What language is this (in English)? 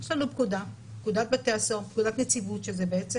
Hebrew